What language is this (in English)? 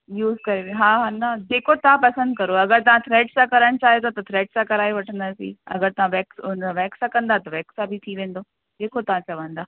Sindhi